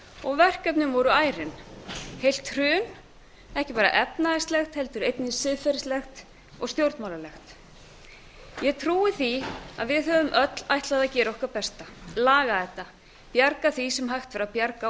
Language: Icelandic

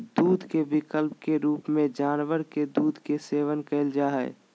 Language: Magahi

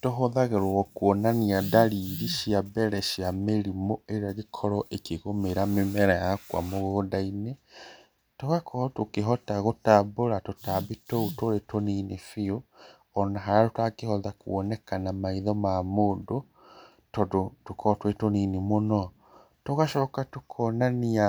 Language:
Kikuyu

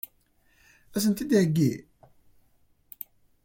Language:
Kabyle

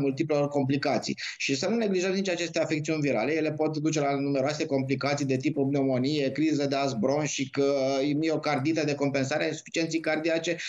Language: Romanian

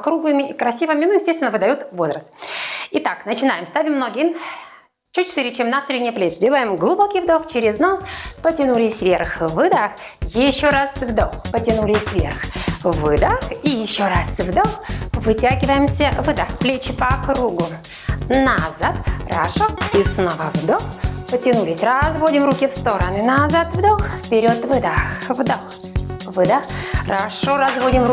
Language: Russian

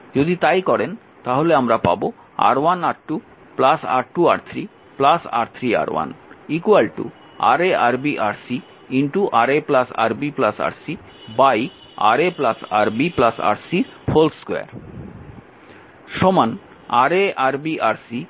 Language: Bangla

